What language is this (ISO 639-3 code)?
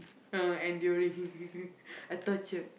eng